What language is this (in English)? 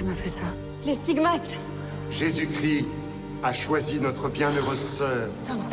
Bulgarian